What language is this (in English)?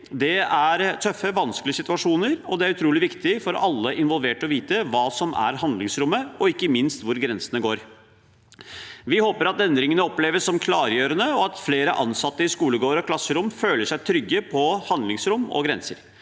Norwegian